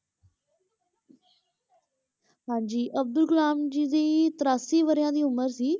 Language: Punjabi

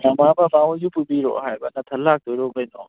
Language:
Manipuri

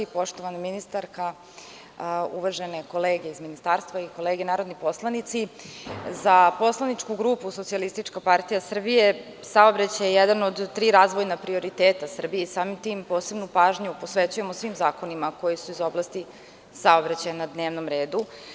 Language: Serbian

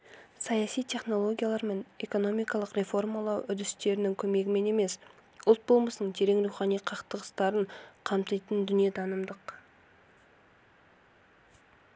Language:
Kazakh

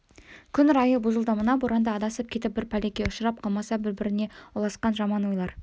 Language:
Kazakh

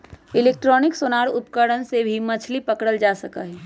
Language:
Magahi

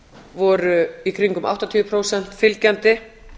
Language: Icelandic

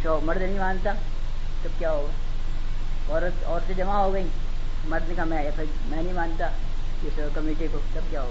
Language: Urdu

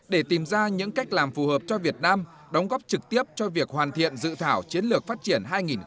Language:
Vietnamese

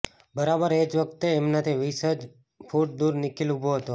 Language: Gujarati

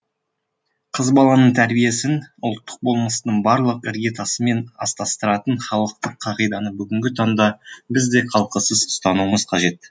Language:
Kazakh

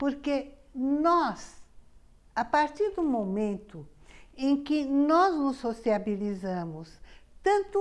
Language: Portuguese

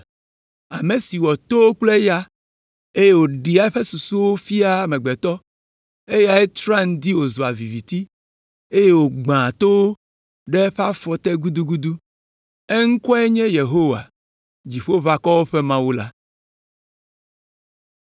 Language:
Ewe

